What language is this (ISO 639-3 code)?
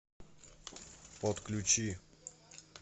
rus